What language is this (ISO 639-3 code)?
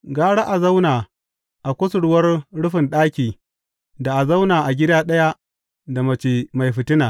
hau